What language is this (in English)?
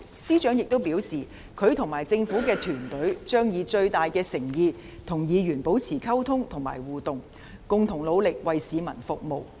Cantonese